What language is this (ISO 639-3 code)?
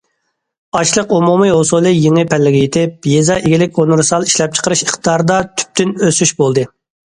uig